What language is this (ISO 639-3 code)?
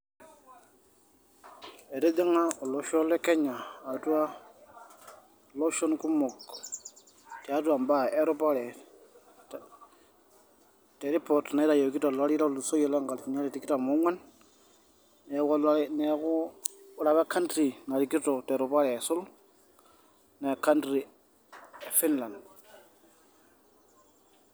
mas